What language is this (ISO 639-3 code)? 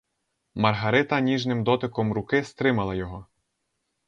ukr